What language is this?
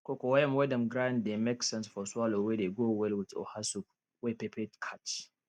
Nigerian Pidgin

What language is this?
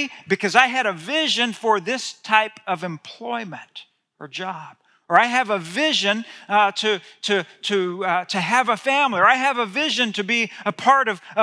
English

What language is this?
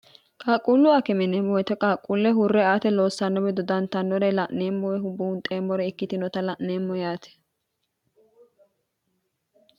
Sidamo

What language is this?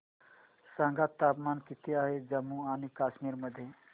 Marathi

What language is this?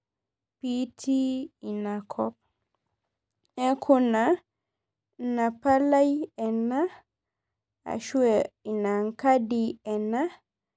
Masai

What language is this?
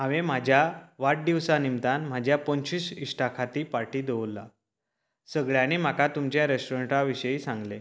Konkani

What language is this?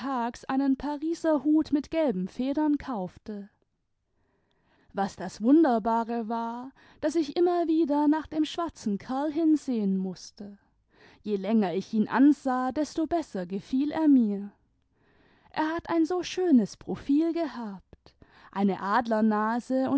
German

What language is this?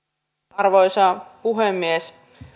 Finnish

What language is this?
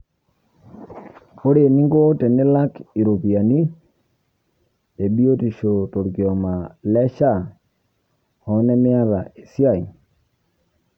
Masai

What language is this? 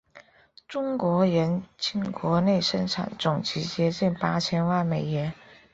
Chinese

